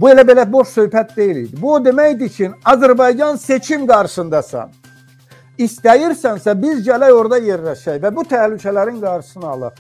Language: Turkish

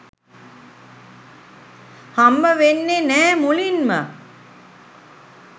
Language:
Sinhala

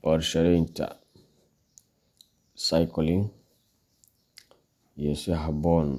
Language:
Somali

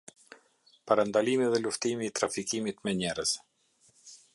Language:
Albanian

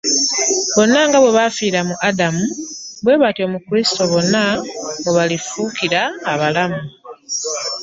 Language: Ganda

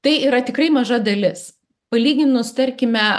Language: Lithuanian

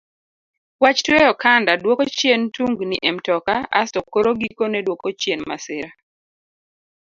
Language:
Luo (Kenya and Tanzania)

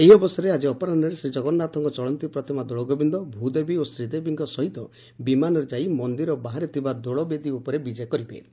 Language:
Odia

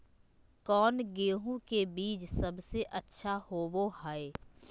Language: Magahi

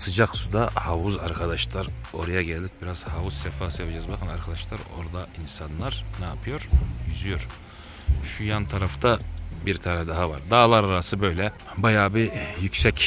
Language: Turkish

